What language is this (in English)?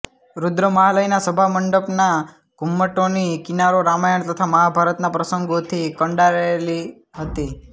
Gujarati